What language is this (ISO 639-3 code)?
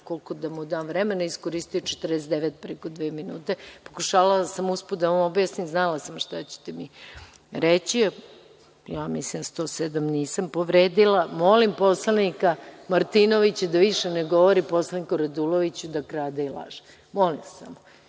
srp